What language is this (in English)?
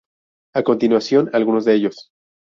Spanish